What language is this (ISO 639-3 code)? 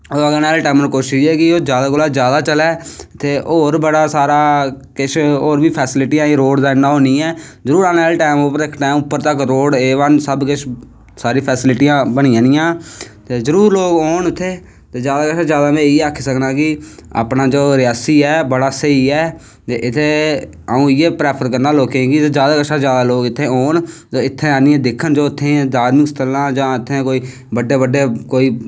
doi